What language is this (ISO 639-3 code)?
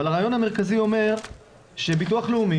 heb